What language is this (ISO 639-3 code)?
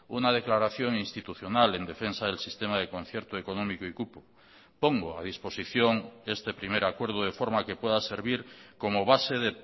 spa